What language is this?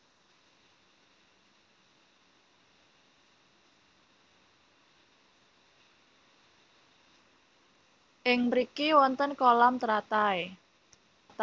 Javanese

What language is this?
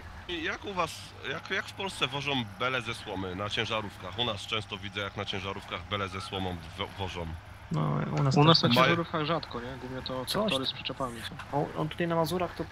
Polish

